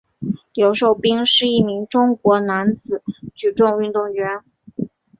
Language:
Chinese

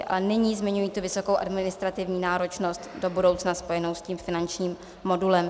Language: Czech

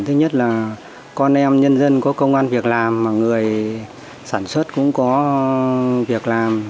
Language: Vietnamese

